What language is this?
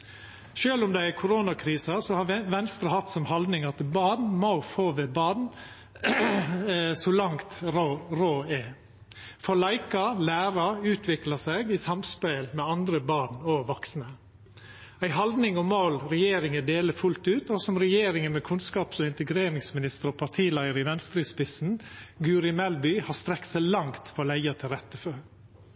Norwegian Nynorsk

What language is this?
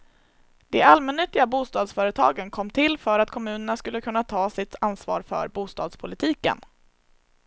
Swedish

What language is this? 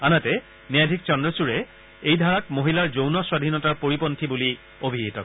Assamese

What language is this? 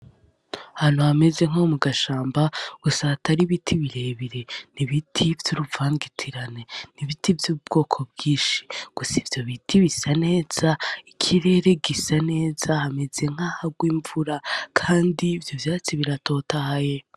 Rundi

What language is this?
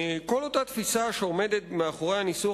Hebrew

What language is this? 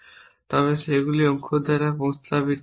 Bangla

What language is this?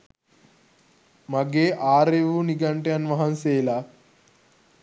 Sinhala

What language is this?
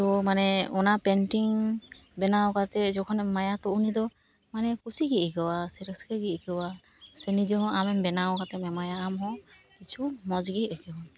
Santali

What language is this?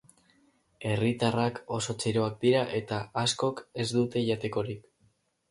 Basque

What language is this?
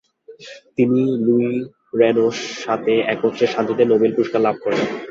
Bangla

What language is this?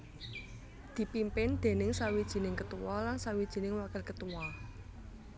Javanese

